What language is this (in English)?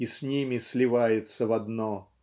Russian